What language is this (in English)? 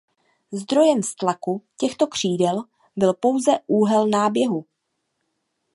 Czech